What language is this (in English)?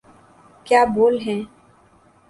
Urdu